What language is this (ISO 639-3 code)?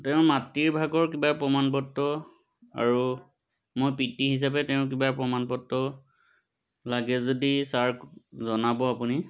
asm